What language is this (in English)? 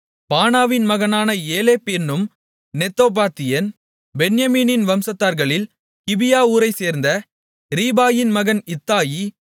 Tamil